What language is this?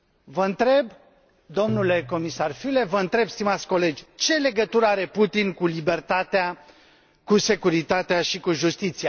Romanian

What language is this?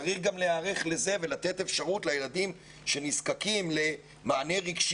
Hebrew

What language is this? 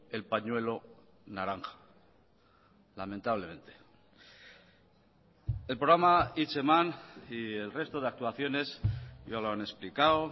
Spanish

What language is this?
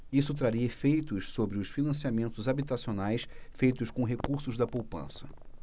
Portuguese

